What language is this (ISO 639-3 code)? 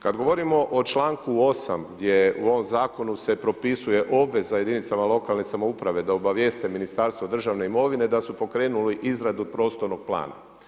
hrv